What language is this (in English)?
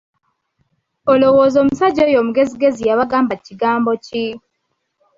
Ganda